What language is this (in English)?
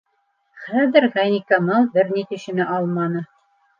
Bashkir